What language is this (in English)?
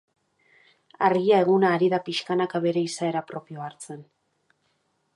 Basque